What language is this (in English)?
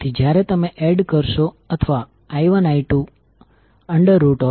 Gujarati